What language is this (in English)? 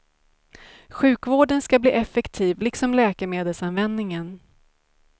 Swedish